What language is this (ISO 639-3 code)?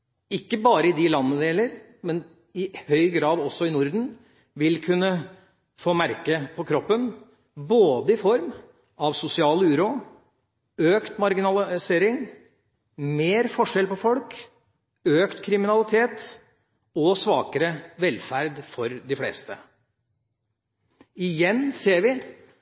nob